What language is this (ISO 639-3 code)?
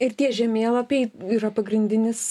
lit